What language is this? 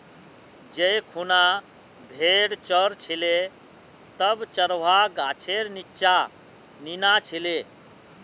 Magahi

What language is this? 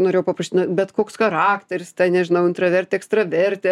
Lithuanian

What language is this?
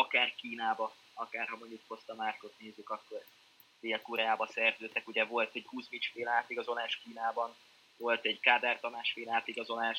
Hungarian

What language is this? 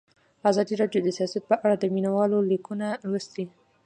Pashto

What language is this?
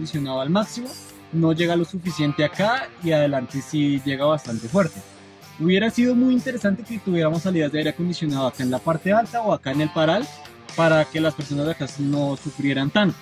Spanish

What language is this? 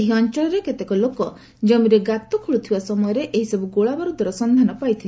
Odia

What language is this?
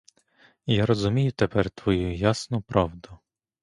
Ukrainian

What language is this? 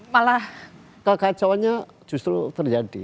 Indonesian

